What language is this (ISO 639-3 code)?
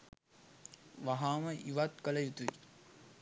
sin